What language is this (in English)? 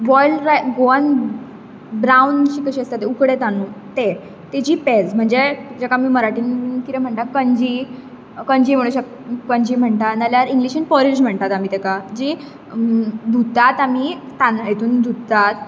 Konkani